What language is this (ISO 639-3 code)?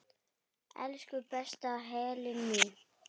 isl